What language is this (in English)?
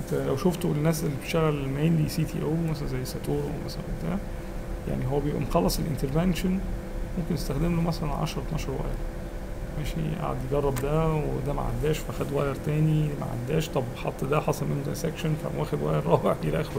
Arabic